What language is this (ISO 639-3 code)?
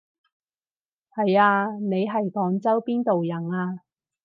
yue